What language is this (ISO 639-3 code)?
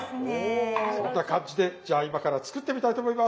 jpn